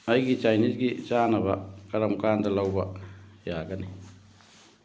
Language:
Manipuri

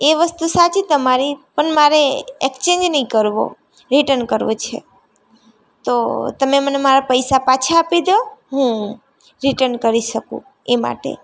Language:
Gujarati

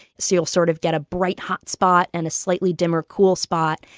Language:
English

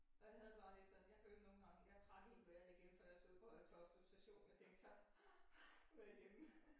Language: Danish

